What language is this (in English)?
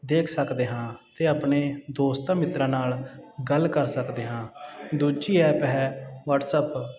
Punjabi